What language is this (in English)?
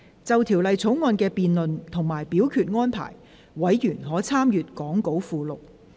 Cantonese